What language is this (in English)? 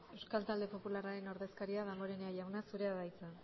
Basque